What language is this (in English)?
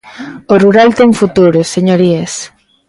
Galician